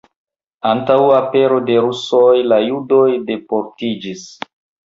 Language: Esperanto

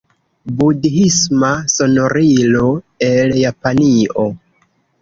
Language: Esperanto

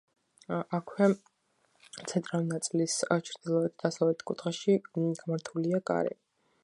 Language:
Georgian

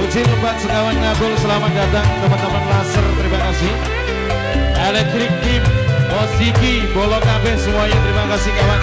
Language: Indonesian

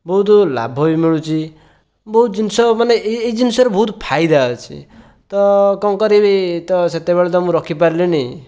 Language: Odia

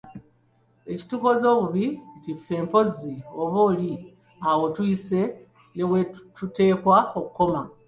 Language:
Ganda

